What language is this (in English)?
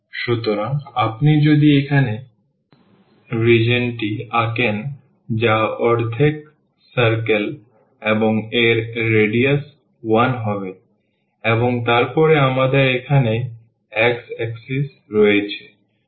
Bangla